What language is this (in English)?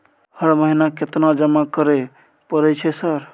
Maithili